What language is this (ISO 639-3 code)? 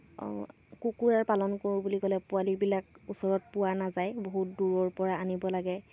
asm